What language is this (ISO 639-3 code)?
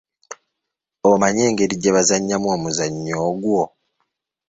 lug